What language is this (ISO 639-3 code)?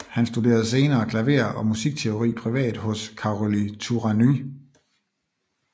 dan